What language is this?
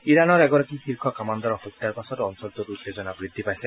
Assamese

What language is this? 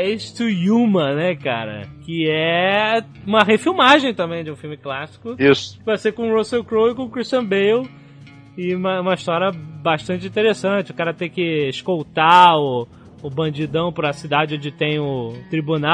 Portuguese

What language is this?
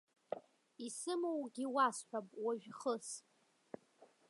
Abkhazian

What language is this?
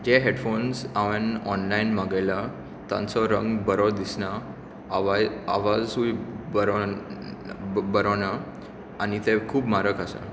Konkani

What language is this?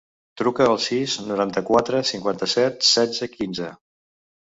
Catalan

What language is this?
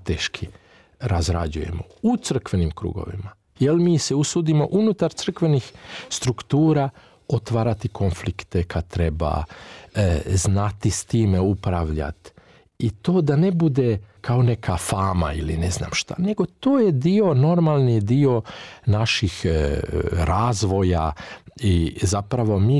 Croatian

